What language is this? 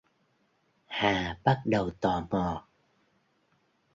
Vietnamese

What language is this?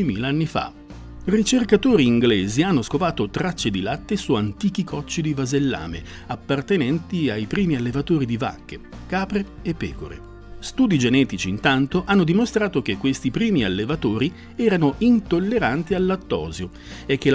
Italian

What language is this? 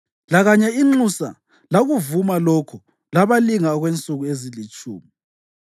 North Ndebele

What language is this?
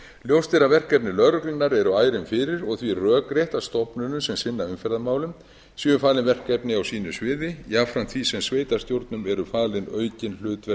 Icelandic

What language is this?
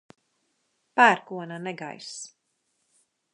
Latvian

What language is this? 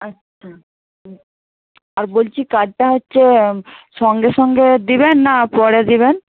Bangla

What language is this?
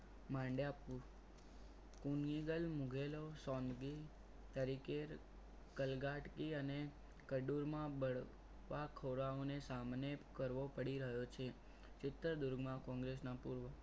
Gujarati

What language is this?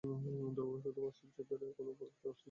Bangla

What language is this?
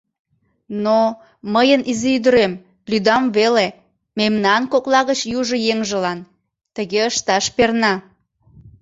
Mari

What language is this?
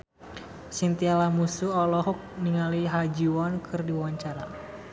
Sundanese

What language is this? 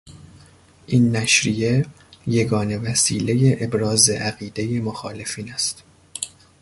Persian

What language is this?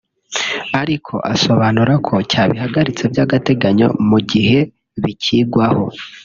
Kinyarwanda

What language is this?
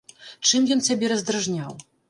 Belarusian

